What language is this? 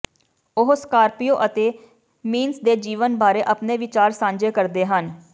Punjabi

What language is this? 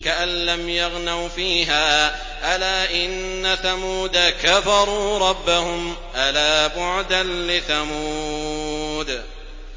Arabic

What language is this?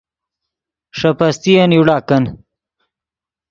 Yidgha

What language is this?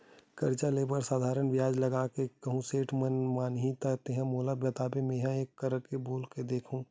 Chhattisgarhi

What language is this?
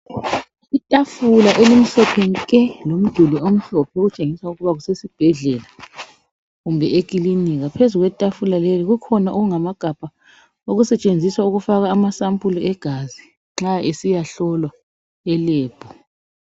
North Ndebele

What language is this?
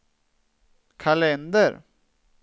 Swedish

